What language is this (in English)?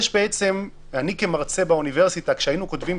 Hebrew